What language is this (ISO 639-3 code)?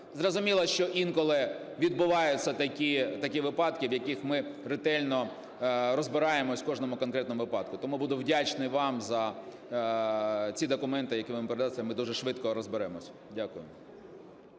ukr